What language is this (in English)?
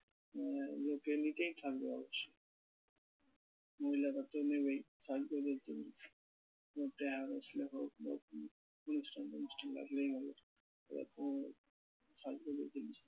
Bangla